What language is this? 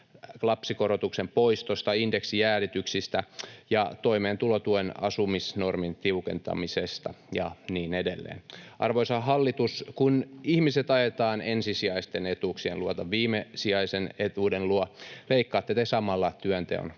Finnish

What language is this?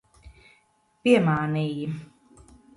Latvian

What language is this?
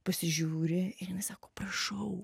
Lithuanian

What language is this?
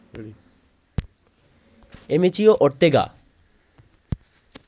Bangla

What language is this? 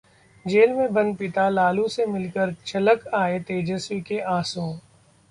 Hindi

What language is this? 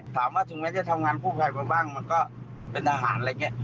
Thai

